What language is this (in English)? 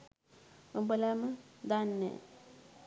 Sinhala